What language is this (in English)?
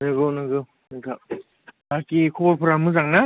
Bodo